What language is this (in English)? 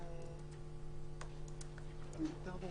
Hebrew